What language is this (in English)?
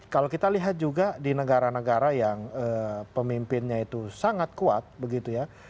Indonesian